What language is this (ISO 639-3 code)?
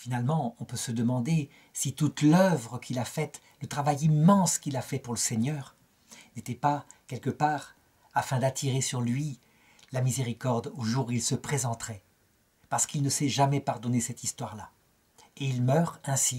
fra